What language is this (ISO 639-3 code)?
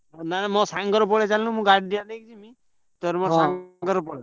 ori